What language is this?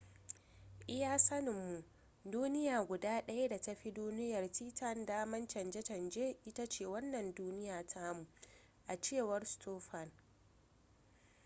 Hausa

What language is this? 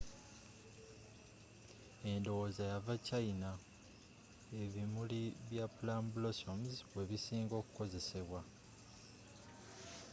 Ganda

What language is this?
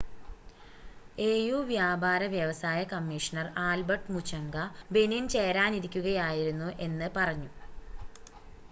Malayalam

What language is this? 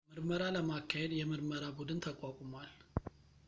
Amharic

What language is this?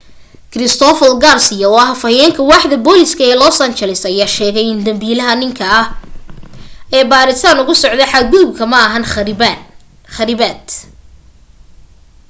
Somali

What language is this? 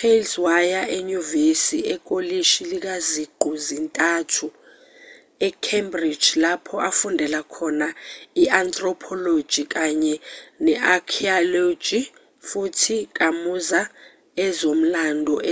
Zulu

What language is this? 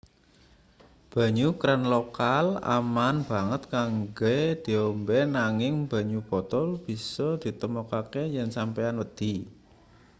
Javanese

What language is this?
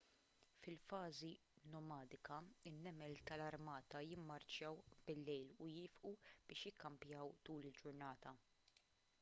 Maltese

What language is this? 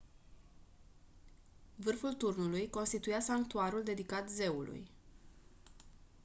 Romanian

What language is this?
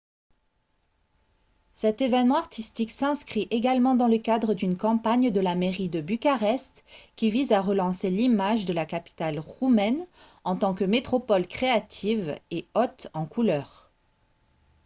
French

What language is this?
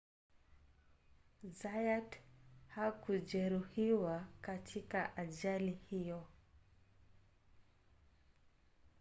Swahili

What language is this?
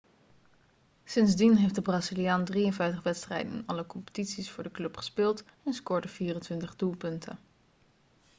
Dutch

